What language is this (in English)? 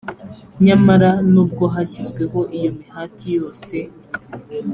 Kinyarwanda